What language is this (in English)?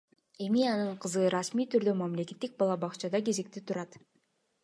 Kyrgyz